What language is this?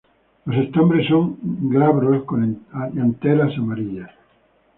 Spanish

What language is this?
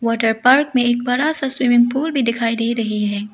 Hindi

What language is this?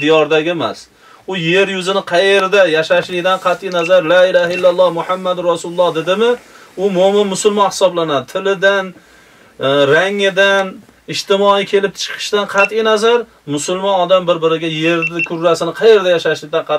Turkish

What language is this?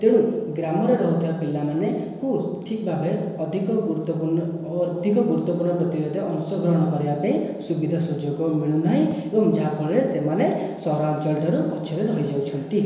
Odia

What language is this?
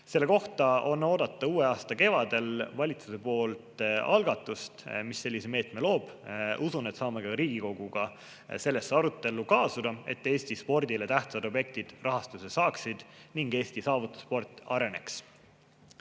Estonian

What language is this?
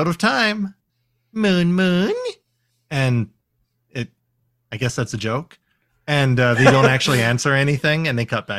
English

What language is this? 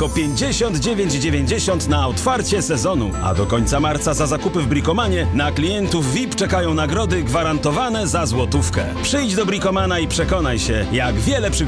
Polish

